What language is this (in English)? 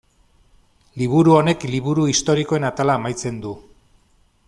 Basque